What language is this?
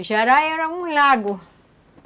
Portuguese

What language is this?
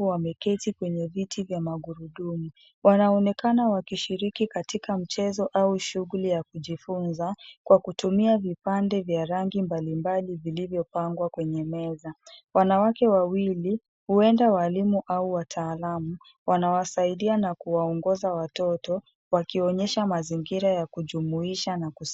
Swahili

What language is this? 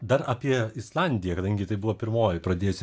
Lithuanian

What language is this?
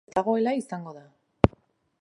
Basque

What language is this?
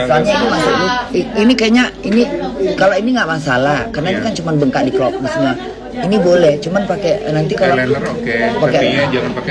Indonesian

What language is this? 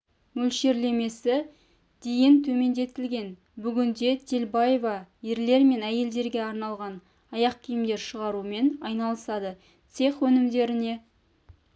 Kazakh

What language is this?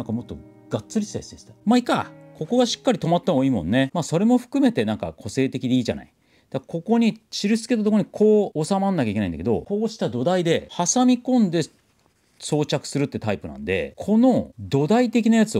Japanese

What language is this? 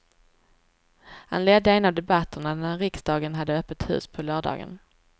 Swedish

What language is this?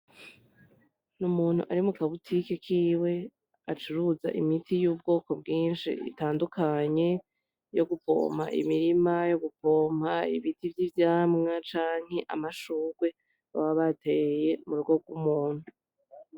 Rundi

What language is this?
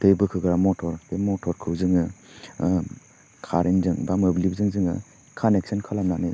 Bodo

